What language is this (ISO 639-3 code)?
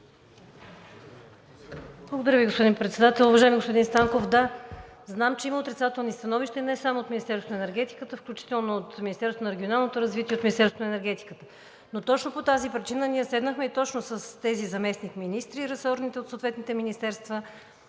bul